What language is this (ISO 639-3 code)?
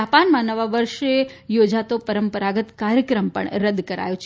guj